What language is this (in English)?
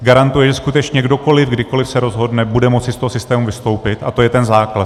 Czech